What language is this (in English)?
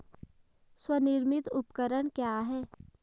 Hindi